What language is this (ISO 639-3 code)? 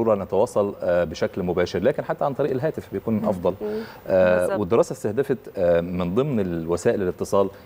ara